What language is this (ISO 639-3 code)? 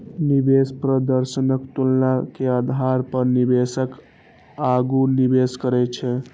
mai